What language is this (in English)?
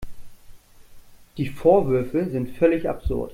German